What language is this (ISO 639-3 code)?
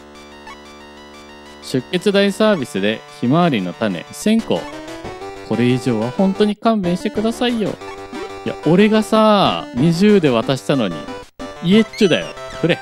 jpn